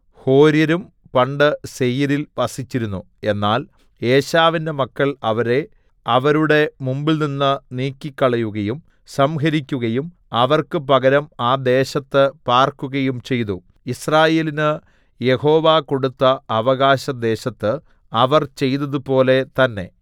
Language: Malayalam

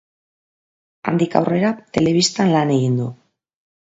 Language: Basque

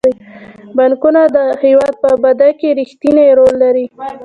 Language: Pashto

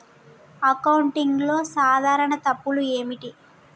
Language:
Telugu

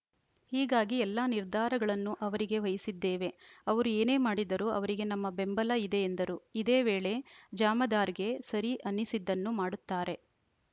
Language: Kannada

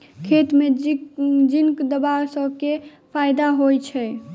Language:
Maithili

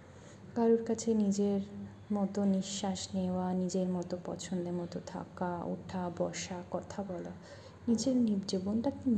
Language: Hindi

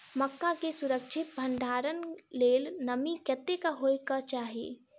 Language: Maithili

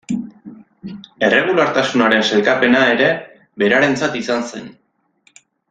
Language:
Basque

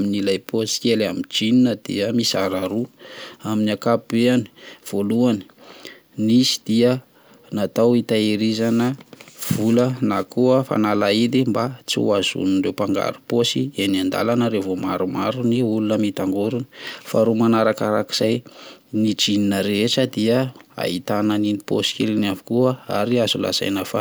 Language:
Malagasy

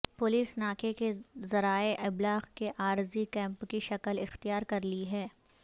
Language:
Urdu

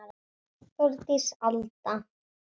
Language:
Icelandic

